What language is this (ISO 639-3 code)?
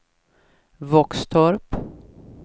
swe